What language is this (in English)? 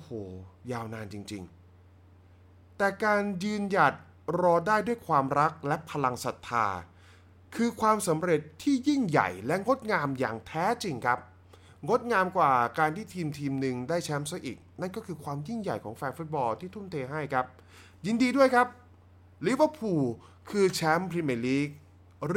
Thai